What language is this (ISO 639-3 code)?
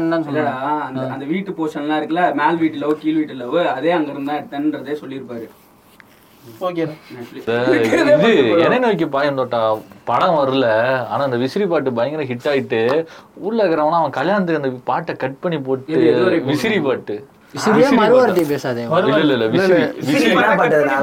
tam